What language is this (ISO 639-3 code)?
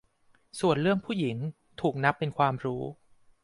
tha